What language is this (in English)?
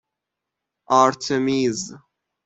Persian